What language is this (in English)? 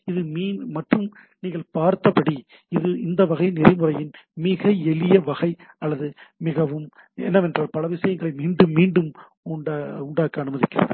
Tamil